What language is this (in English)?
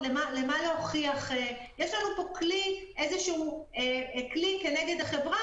Hebrew